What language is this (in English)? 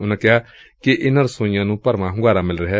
Punjabi